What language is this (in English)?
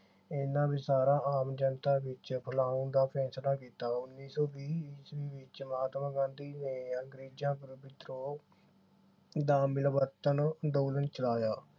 Punjabi